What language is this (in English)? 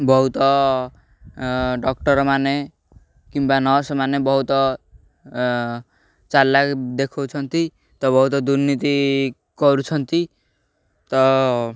Odia